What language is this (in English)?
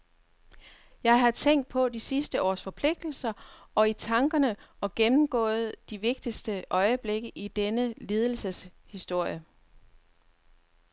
Danish